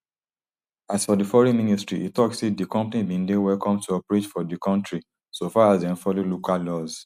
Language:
Nigerian Pidgin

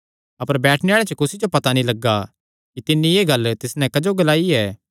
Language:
Kangri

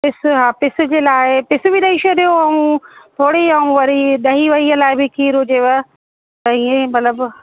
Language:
Sindhi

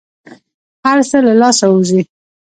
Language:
Pashto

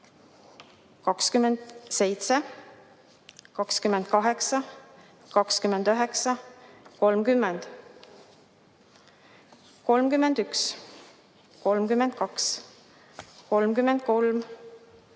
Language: Estonian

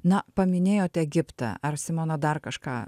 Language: Lithuanian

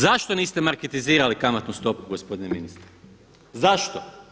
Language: Croatian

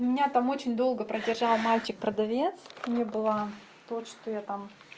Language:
Russian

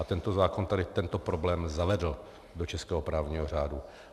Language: Czech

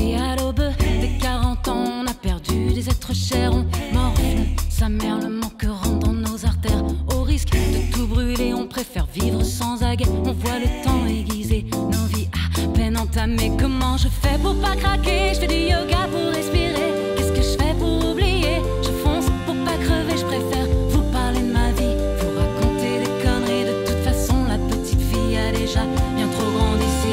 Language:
French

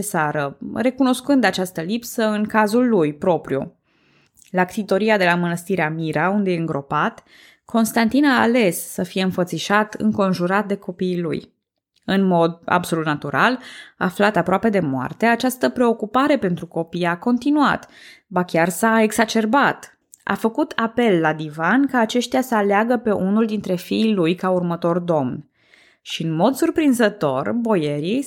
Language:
Romanian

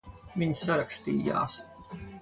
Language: Latvian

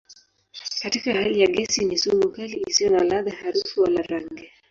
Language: Swahili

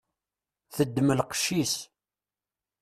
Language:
Kabyle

